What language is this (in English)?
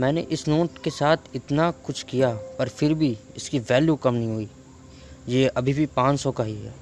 Hindi